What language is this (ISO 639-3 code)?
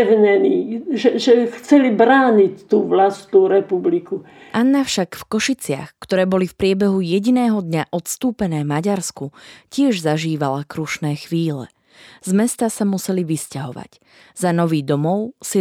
slk